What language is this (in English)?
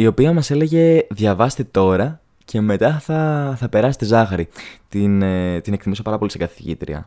Greek